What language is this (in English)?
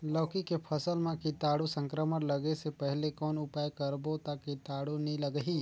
Chhattisgarhi